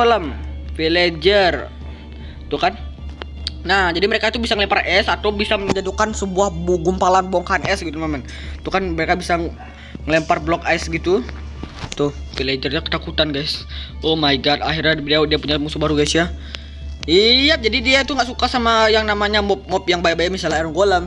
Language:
Indonesian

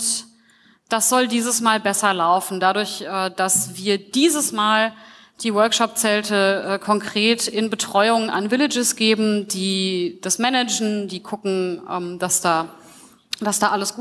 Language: German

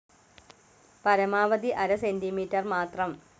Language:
Malayalam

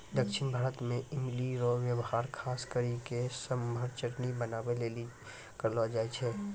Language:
Maithili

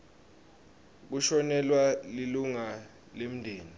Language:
Swati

